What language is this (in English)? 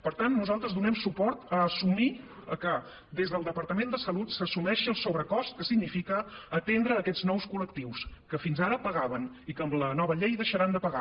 Catalan